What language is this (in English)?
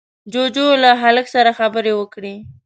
Pashto